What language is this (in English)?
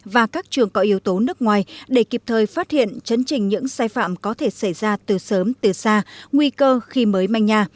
Vietnamese